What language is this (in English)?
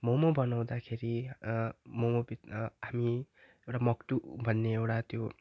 Nepali